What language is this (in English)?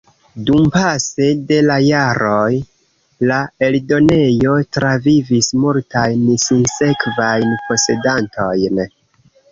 Esperanto